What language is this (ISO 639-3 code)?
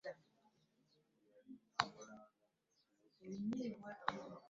lug